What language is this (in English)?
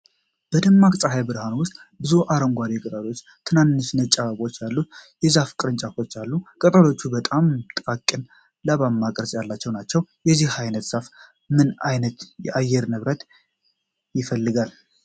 Amharic